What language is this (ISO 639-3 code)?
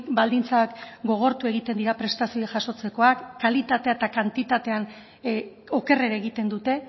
eus